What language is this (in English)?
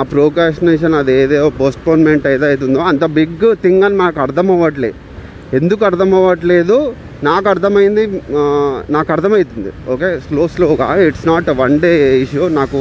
Telugu